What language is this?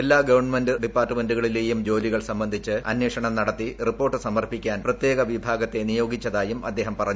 Malayalam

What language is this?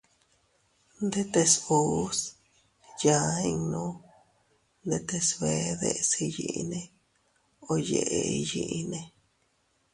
Teutila Cuicatec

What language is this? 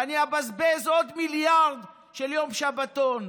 Hebrew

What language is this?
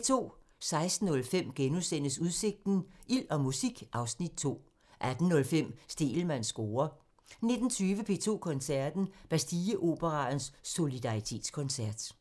Danish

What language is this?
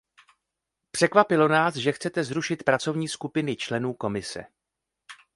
Czech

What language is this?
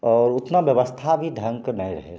Maithili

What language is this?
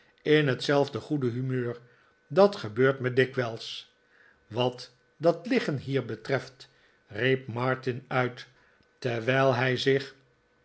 Dutch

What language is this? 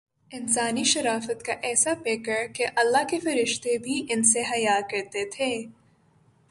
Urdu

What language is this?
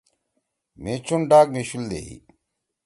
Torwali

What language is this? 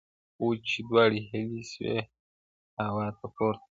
Pashto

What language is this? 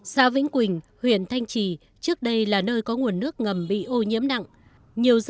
Vietnamese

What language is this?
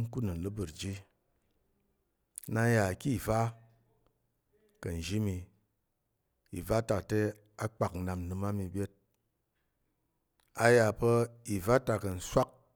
Tarok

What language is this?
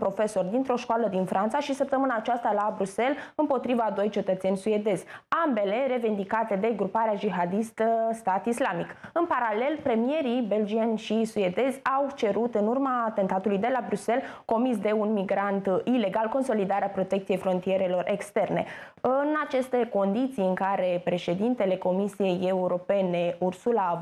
Romanian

